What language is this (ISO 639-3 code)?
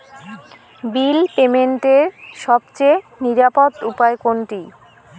ben